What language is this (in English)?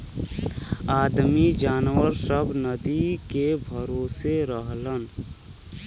Bhojpuri